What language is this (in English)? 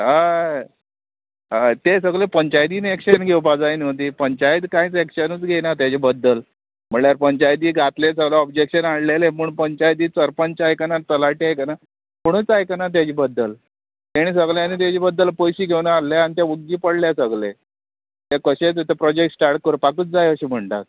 Konkani